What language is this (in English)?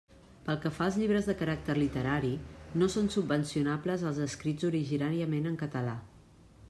Catalan